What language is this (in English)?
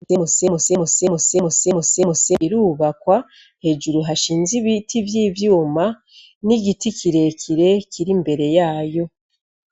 Rundi